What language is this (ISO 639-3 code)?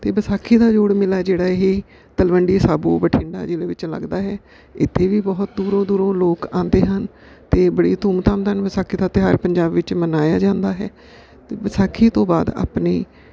pan